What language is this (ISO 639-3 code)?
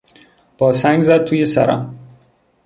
fas